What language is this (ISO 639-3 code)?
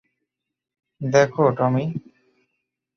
ben